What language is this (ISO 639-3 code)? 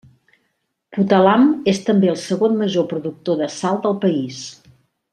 cat